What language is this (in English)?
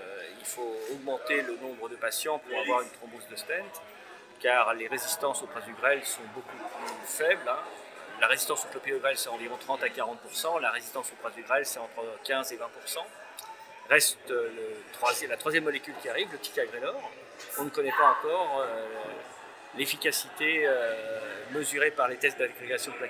French